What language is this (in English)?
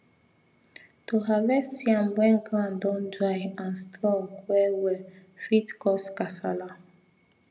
Nigerian Pidgin